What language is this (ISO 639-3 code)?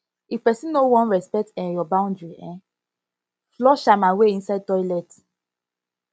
pcm